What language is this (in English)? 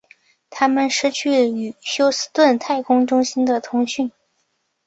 Chinese